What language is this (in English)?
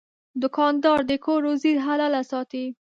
Pashto